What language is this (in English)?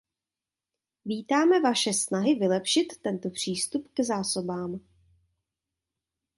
Czech